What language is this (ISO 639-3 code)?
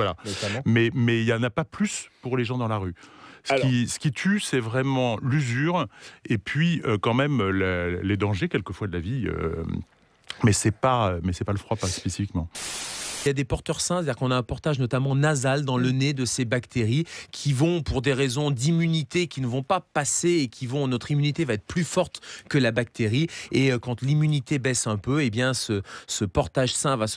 fra